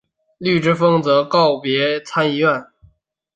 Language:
Chinese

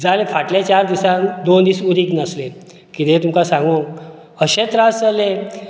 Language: Konkani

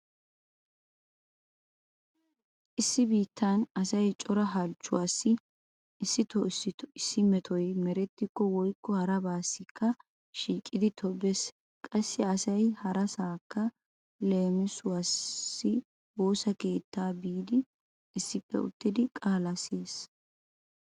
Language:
Wolaytta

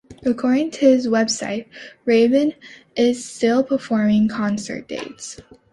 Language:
English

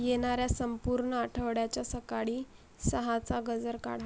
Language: Marathi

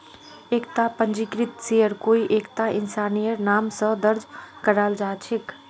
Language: Magahi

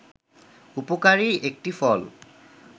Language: Bangla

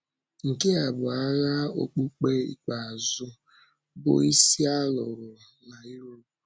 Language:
Igbo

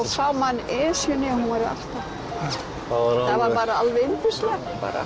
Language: Icelandic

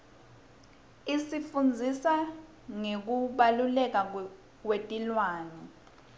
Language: Swati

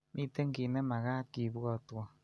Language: Kalenjin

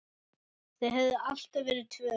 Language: Icelandic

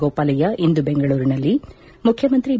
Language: Kannada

